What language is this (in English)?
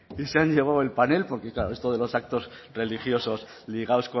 Spanish